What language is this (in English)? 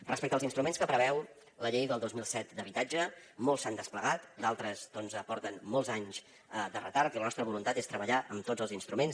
Catalan